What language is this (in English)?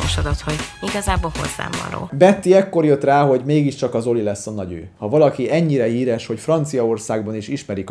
Hungarian